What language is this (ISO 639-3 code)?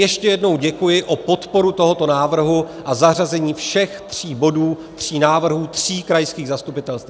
ces